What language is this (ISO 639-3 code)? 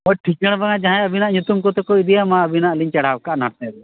sat